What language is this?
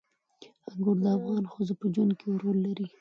Pashto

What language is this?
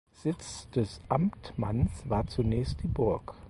German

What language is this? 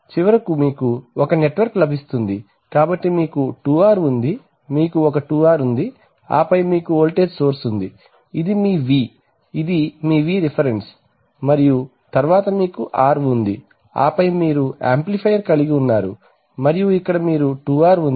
Telugu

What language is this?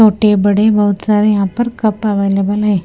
Hindi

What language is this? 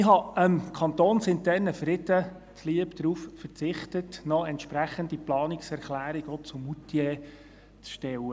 Swiss German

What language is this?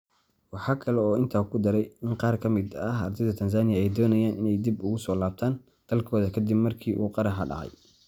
Somali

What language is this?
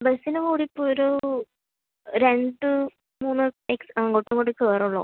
Malayalam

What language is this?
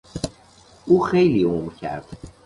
Persian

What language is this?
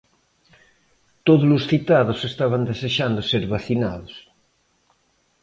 Galician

